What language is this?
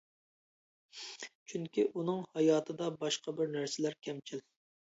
Uyghur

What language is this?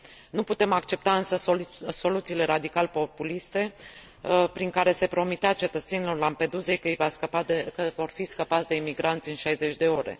Romanian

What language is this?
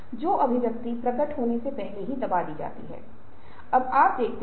Hindi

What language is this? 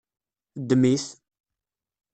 Kabyle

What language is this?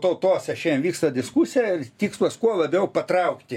Lithuanian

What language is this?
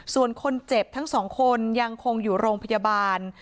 Thai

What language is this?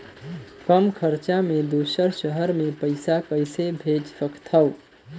Chhattisgarhi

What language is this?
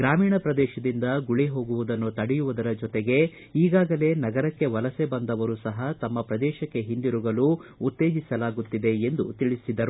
Kannada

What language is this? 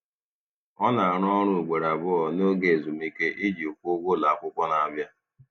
Igbo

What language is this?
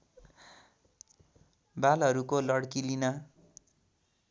Nepali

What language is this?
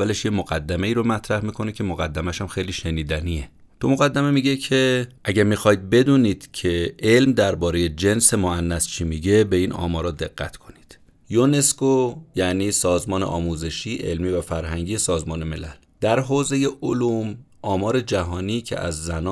Persian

